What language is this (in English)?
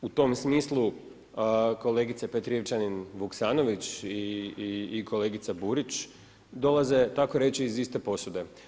Croatian